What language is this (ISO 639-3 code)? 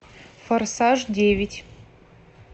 rus